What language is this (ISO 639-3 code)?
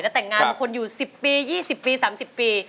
tha